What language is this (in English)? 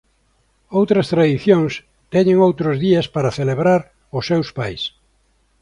Galician